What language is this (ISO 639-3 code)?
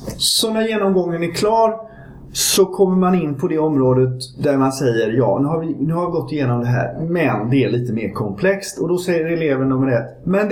swe